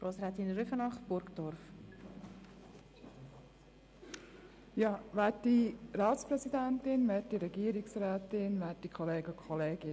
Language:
Swiss German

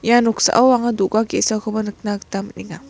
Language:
Garo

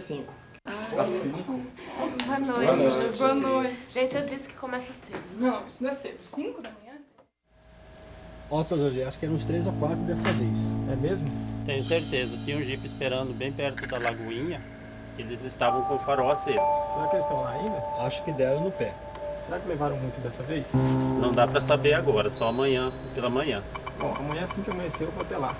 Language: Portuguese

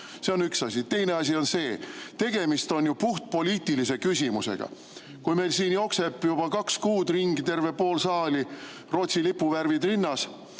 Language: Estonian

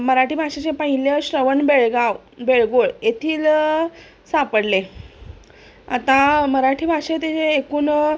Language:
Marathi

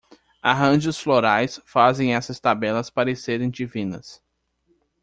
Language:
Portuguese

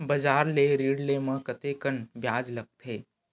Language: Chhattisgarhi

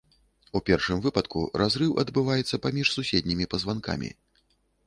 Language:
Belarusian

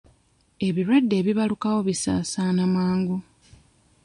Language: Ganda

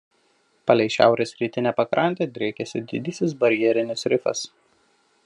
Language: Lithuanian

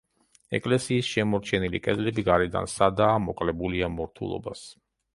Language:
Georgian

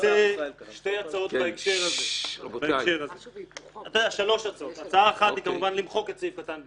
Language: Hebrew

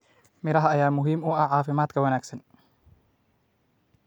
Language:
Somali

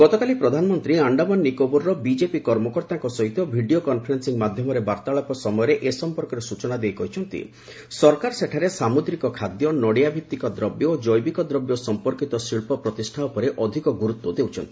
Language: Odia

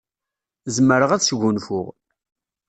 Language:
Kabyle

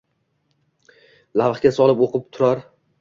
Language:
Uzbek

